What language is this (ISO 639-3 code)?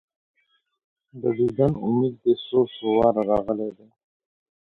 pus